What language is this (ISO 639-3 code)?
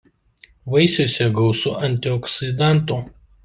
lit